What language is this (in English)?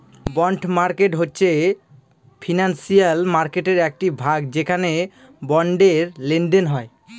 Bangla